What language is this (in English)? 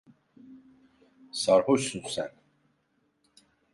Turkish